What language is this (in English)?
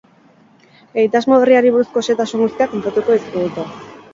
Basque